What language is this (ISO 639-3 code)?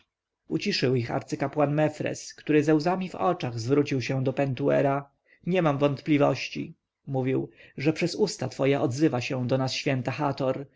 pol